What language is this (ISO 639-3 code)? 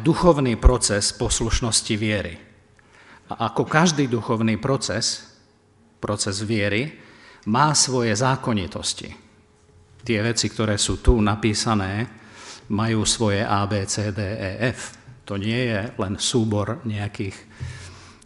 slk